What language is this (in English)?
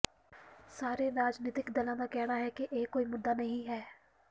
Punjabi